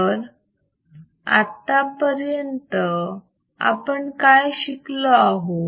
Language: Marathi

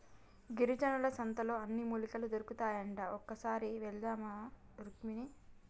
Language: Telugu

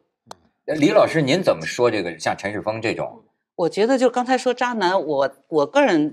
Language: Chinese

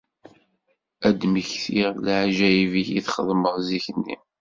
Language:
Kabyle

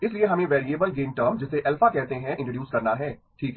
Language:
Hindi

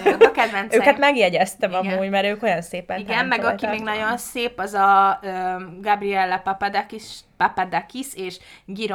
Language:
Hungarian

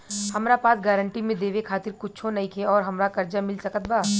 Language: Bhojpuri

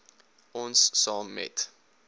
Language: Afrikaans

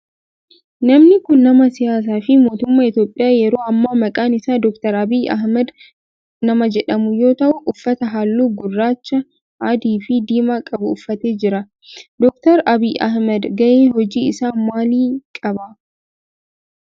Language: Oromo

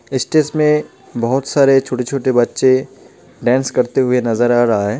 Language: Hindi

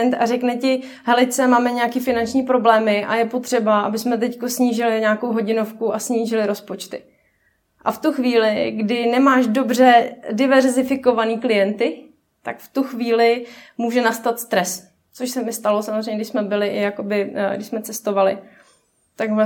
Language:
Czech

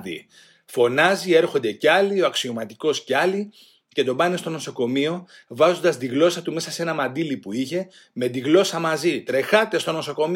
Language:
Greek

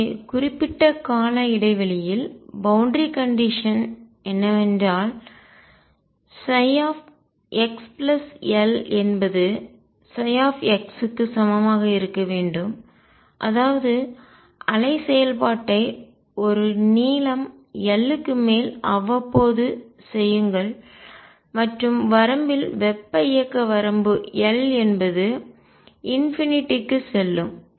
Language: Tamil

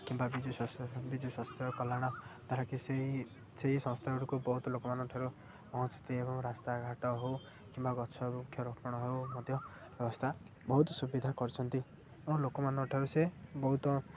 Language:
Odia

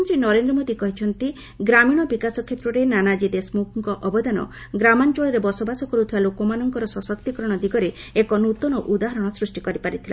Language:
Odia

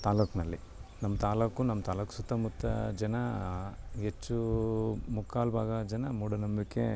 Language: Kannada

